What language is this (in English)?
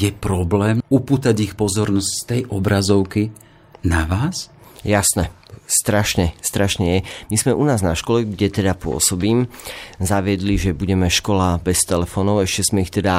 Slovak